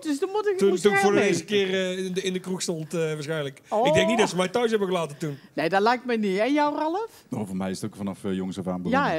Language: Dutch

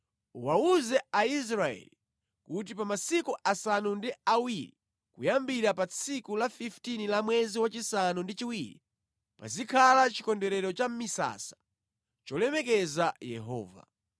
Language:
Nyanja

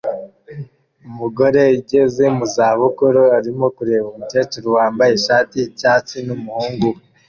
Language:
Kinyarwanda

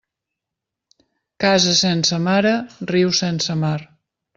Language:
Catalan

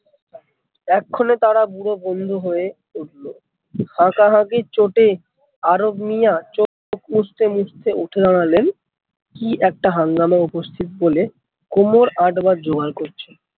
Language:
Bangla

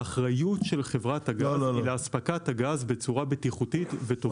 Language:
Hebrew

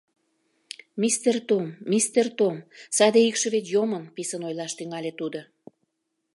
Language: Mari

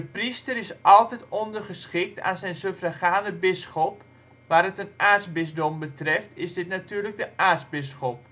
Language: Dutch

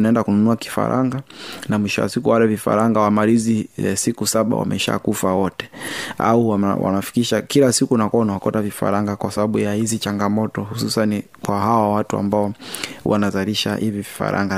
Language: Swahili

